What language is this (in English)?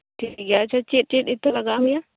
Santali